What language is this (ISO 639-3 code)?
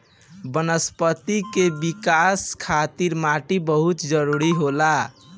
bho